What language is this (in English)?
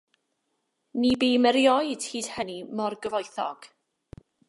Welsh